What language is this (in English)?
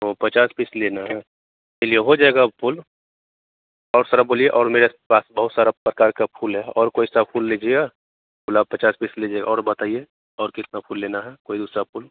Hindi